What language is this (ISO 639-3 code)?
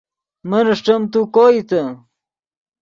ydg